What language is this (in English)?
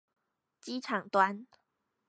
Chinese